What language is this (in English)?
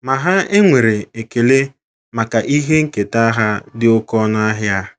Igbo